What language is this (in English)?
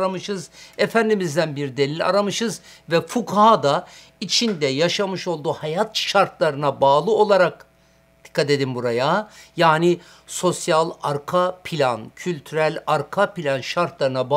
Turkish